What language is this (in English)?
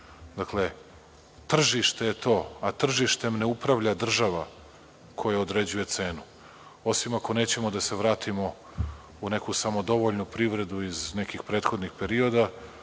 Serbian